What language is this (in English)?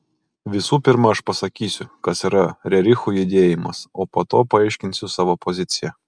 Lithuanian